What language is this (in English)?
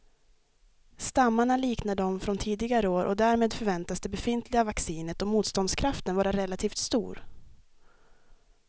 Swedish